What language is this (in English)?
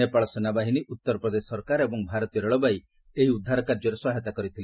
Odia